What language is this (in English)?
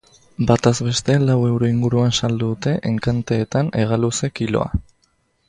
Basque